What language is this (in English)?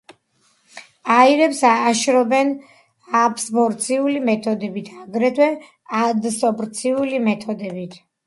Georgian